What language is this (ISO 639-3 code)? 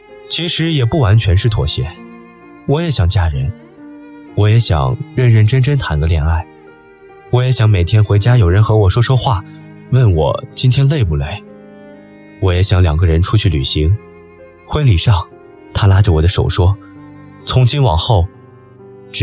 zho